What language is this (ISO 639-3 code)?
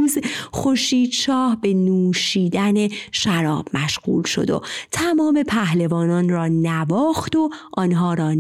fas